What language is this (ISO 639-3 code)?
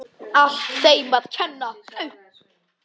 isl